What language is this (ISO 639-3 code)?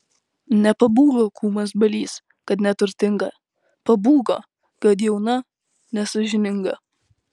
lit